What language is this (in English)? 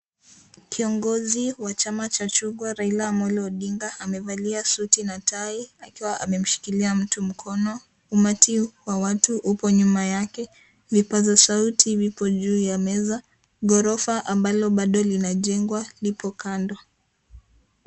Swahili